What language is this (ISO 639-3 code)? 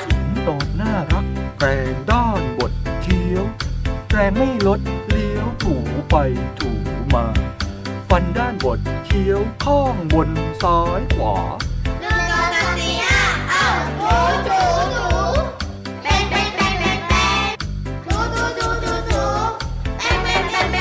tha